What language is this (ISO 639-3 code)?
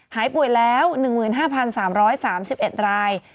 tha